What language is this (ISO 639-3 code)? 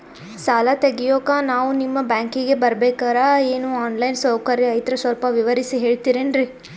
kan